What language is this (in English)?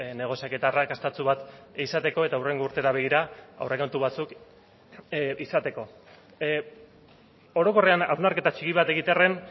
Basque